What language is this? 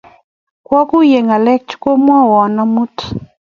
Kalenjin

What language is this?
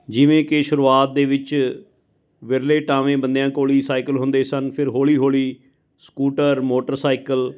Punjabi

